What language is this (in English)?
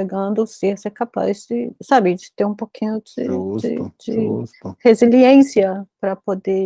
Portuguese